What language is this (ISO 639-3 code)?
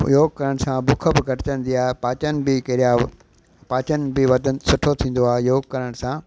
snd